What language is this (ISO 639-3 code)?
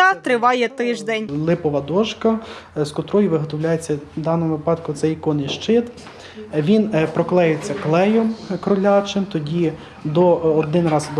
ukr